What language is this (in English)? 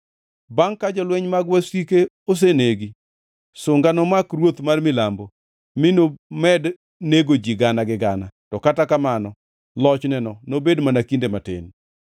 Luo (Kenya and Tanzania)